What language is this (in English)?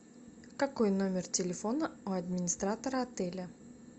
Russian